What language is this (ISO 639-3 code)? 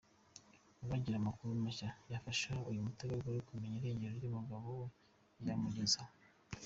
kin